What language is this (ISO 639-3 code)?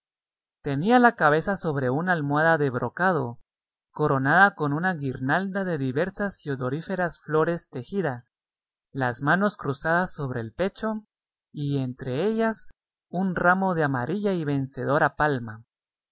spa